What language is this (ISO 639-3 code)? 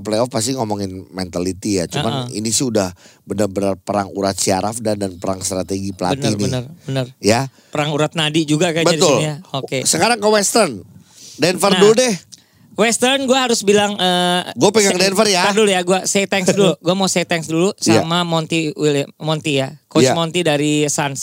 ind